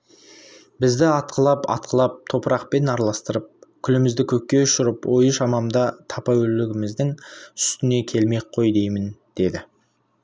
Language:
Kazakh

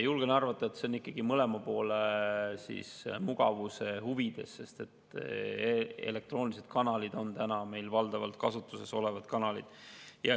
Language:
Estonian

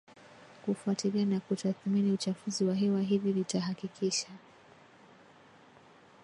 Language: Swahili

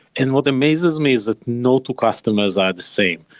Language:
English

